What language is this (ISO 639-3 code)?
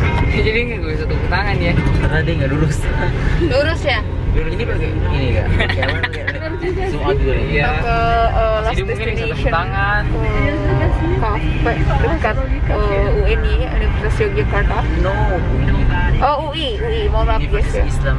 ind